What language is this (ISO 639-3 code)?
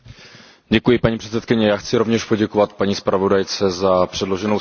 ces